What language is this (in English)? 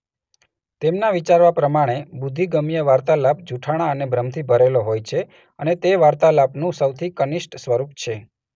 Gujarati